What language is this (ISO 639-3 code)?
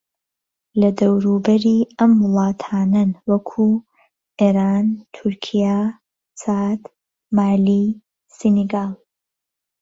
ckb